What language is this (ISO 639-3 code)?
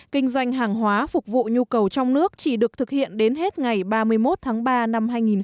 vie